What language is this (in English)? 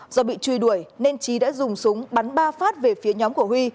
Vietnamese